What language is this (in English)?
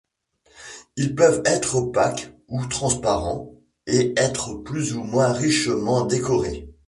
French